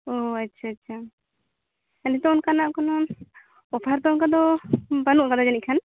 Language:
Santali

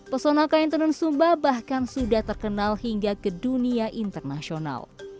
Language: Indonesian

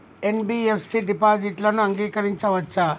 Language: Telugu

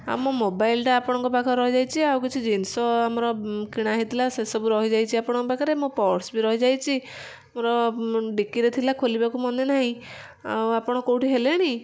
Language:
Odia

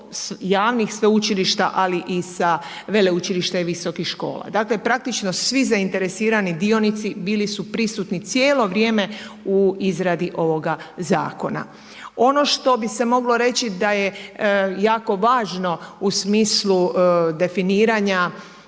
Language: Croatian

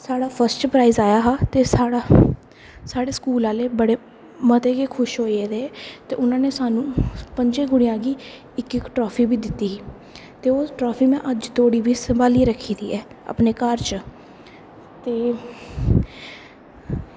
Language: Dogri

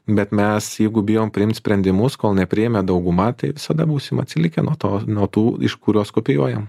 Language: Lithuanian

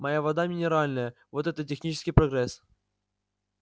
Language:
Russian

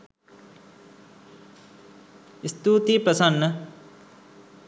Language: Sinhala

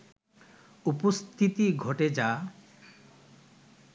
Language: Bangla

